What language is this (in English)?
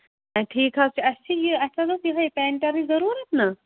Kashmiri